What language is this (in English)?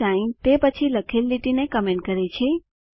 Gujarati